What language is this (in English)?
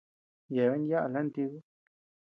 Tepeuxila Cuicatec